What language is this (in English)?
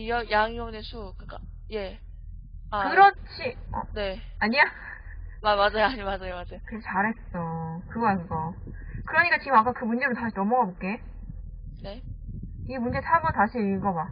Korean